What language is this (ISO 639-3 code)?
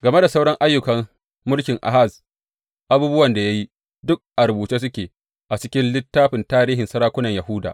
hau